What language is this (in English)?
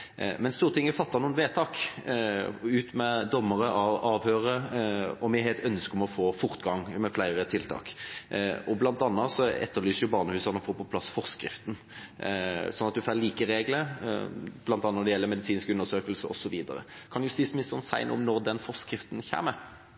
Norwegian Bokmål